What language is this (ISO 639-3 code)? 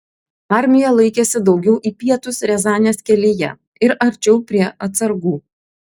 lit